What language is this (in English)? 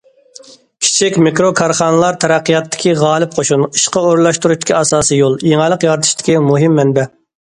Uyghur